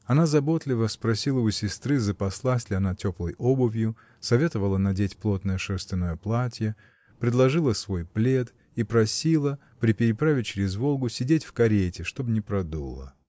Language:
Russian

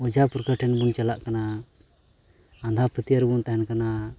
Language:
Santali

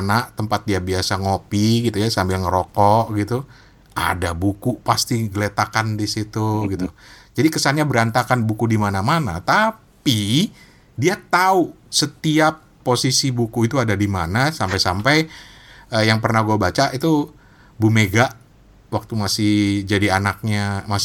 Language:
Indonesian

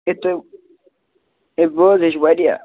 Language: Kashmiri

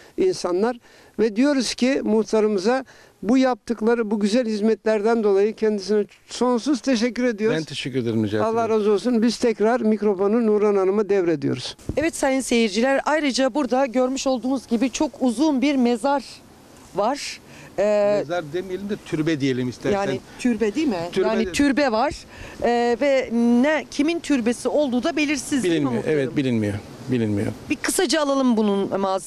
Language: Turkish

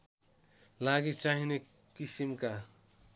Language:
Nepali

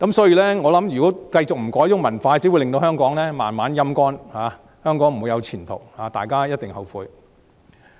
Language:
Cantonese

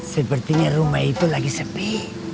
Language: Indonesian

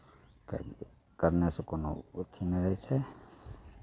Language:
Maithili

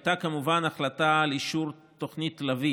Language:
Hebrew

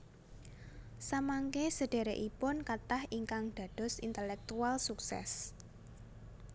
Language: Javanese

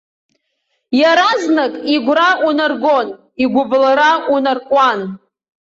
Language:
Abkhazian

